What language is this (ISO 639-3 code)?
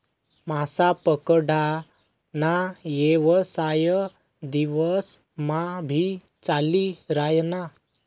mar